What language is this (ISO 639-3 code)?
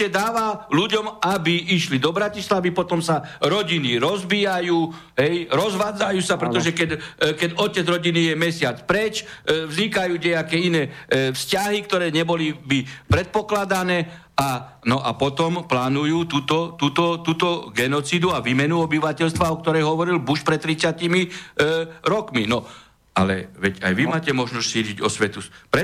slk